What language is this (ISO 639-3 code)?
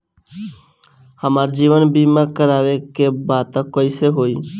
bho